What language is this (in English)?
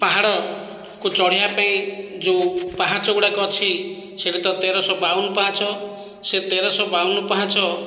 Odia